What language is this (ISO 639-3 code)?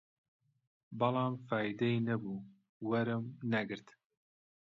ckb